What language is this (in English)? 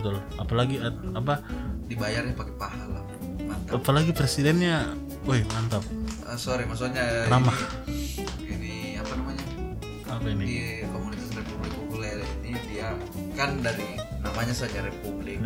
Indonesian